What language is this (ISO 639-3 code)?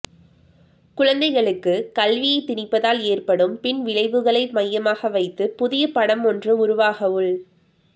tam